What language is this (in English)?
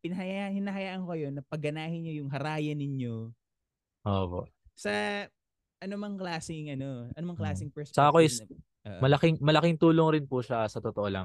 Filipino